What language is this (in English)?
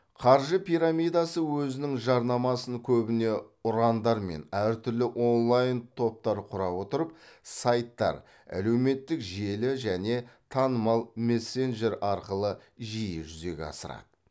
Kazakh